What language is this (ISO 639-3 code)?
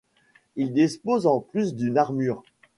fra